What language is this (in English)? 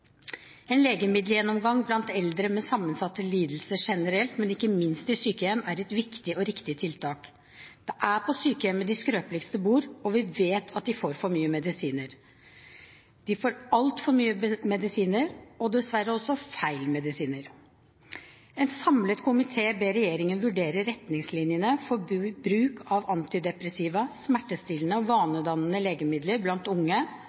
Norwegian Bokmål